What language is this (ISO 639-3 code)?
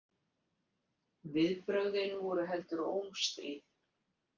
isl